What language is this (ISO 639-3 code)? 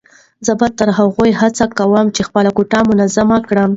pus